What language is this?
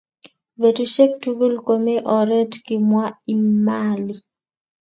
Kalenjin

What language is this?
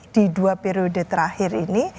Indonesian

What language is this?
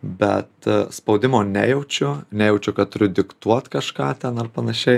Lithuanian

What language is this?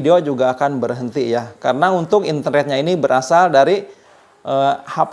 Indonesian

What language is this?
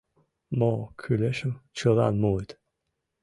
Mari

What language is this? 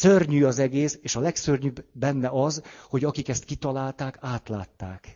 Hungarian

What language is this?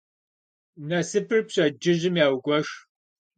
Kabardian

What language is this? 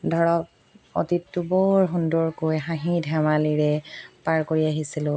Assamese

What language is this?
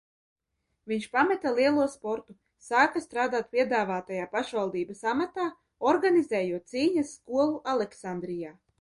Latvian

